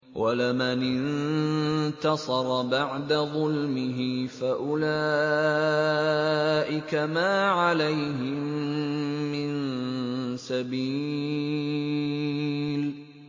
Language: Arabic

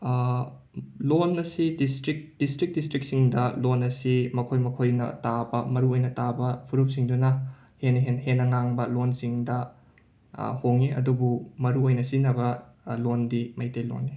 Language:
Manipuri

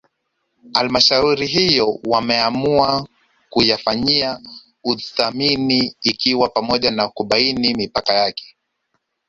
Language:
Swahili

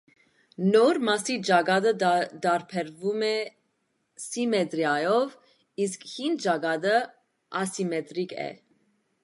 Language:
Armenian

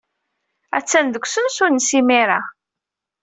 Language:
Kabyle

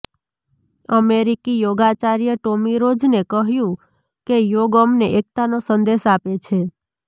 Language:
Gujarati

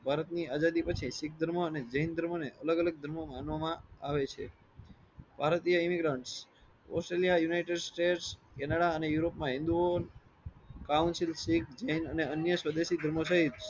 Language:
Gujarati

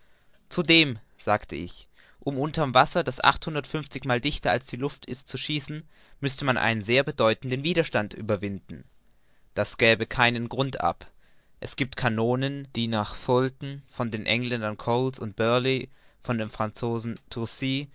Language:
German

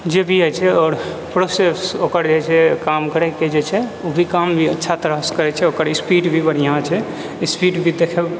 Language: Maithili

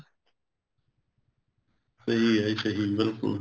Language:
Punjabi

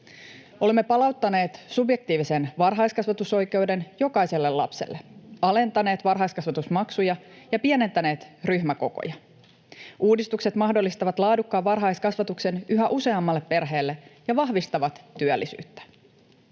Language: Finnish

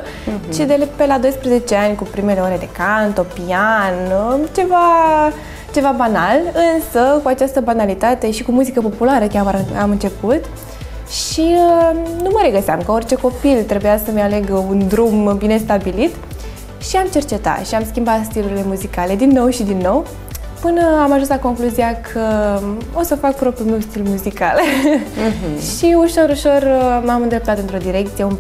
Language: Romanian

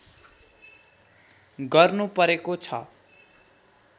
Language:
Nepali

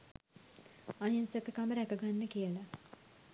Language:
Sinhala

